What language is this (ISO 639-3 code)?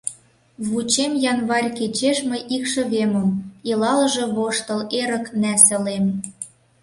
chm